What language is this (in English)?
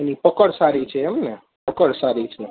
Gujarati